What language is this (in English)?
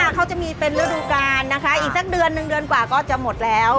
Thai